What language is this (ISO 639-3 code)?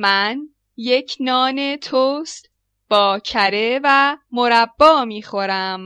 fas